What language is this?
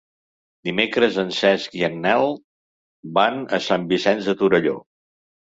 Catalan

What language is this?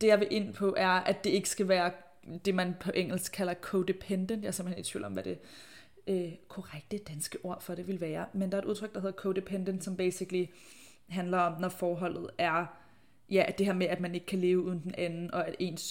Danish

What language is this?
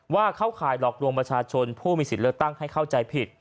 Thai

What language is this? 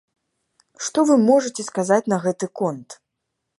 Belarusian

